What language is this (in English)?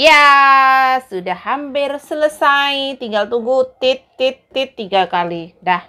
Indonesian